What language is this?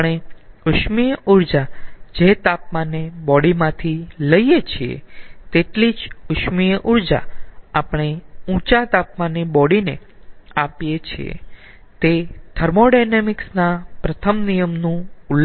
Gujarati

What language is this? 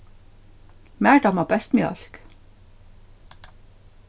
Faroese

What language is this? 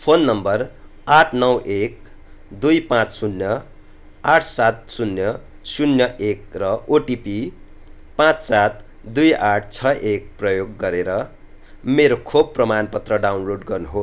Nepali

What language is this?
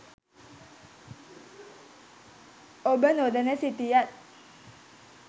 Sinhala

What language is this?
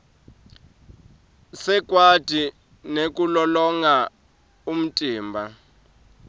Swati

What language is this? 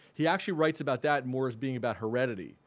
English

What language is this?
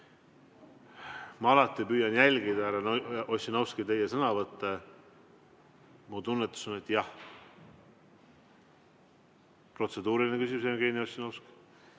Estonian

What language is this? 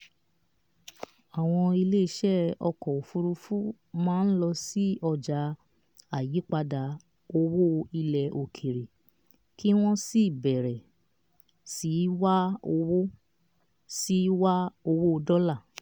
Yoruba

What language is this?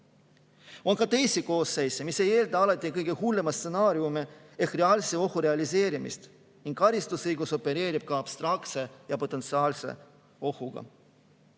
Estonian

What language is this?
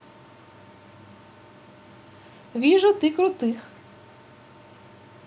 Russian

